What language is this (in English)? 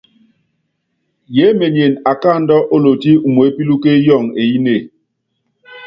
Yangben